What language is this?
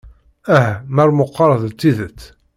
Kabyle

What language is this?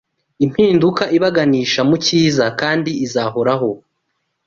Kinyarwanda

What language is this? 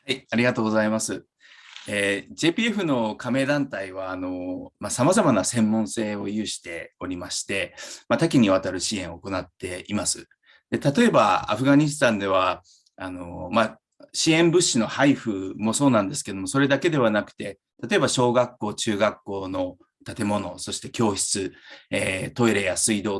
Japanese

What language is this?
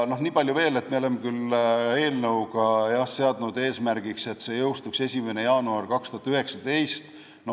Estonian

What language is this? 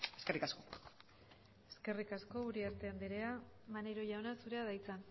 Basque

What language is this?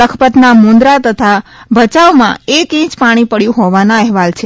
Gujarati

